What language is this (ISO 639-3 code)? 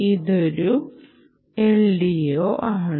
mal